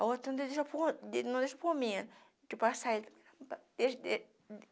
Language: Portuguese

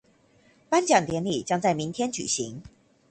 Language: Chinese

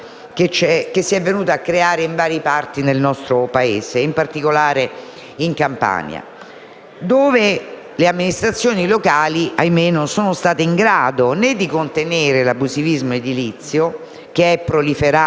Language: Italian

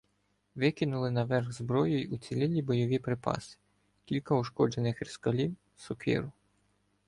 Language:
Ukrainian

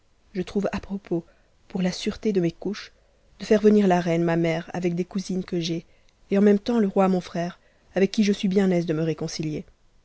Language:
French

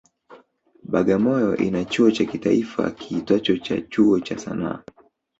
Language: Swahili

